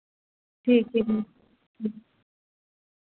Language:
Dogri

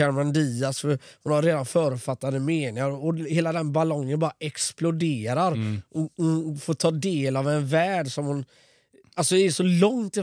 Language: Swedish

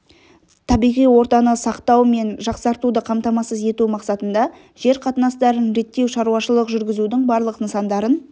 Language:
Kazakh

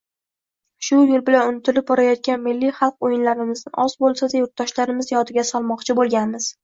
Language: Uzbek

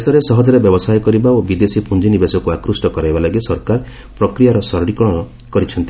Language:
Odia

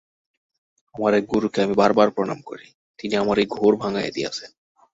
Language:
Bangla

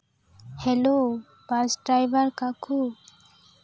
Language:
Santali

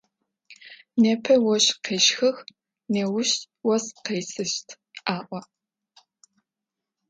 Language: Adyghe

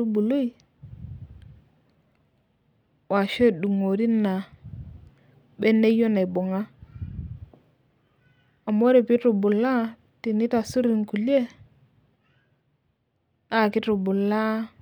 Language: Masai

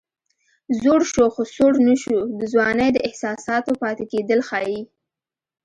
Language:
Pashto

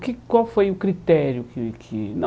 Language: Portuguese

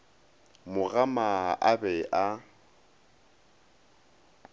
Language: Northern Sotho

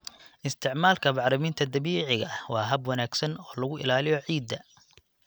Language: Somali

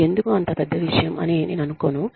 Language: Telugu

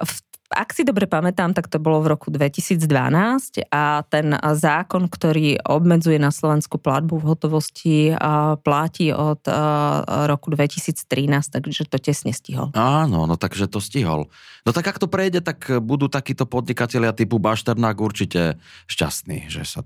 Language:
Slovak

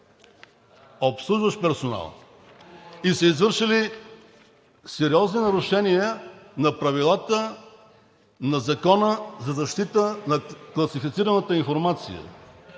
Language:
Bulgarian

